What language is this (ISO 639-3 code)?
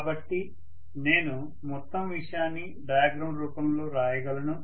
tel